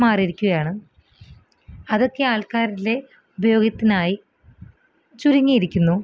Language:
Malayalam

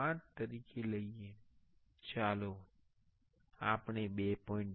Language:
Gujarati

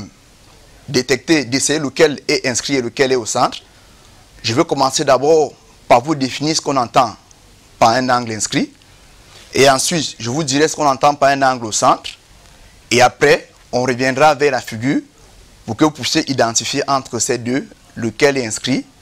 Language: French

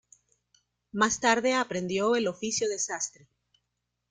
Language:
Spanish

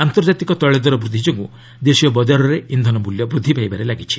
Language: Odia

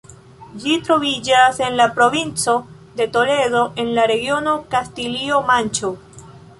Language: Esperanto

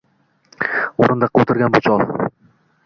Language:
Uzbek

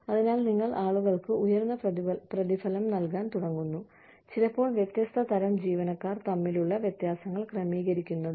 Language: Malayalam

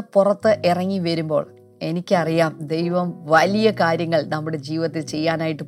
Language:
Malayalam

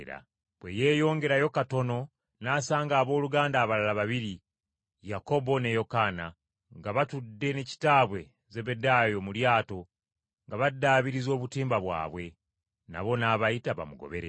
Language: Ganda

